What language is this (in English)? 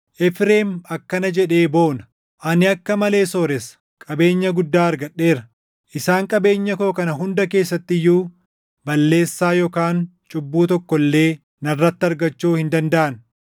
Oromo